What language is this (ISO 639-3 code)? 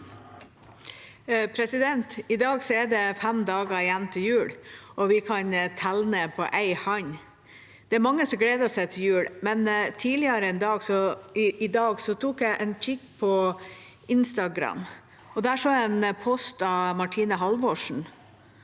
nor